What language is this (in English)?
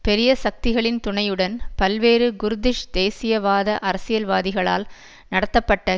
Tamil